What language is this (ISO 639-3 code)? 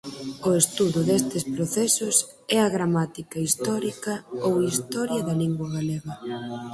glg